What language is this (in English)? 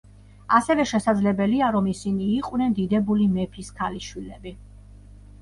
Georgian